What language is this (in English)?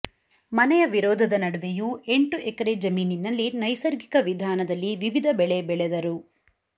Kannada